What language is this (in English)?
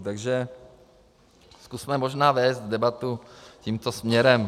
Czech